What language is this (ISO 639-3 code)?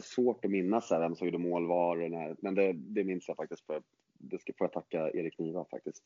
swe